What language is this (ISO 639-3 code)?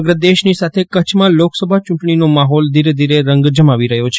guj